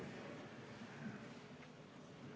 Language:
Estonian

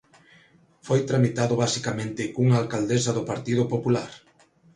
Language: Galician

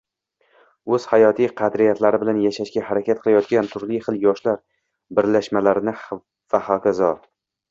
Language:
Uzbek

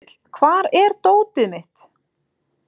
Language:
Icelandic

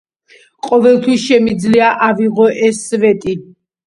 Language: Georgian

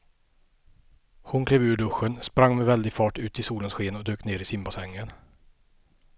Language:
Swedish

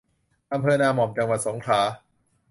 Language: Thai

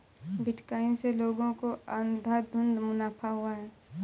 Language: Hindi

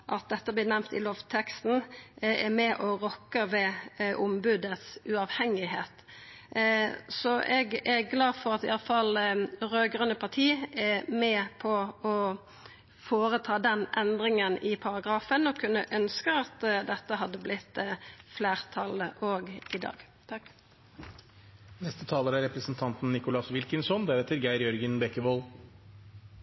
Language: Norwegian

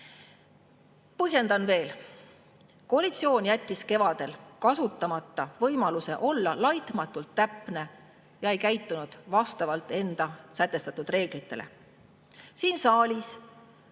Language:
Estonian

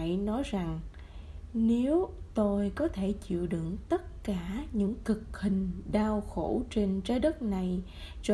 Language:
Vietnamese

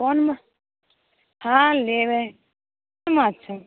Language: Maithili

